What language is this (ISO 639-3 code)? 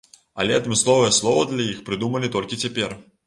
bel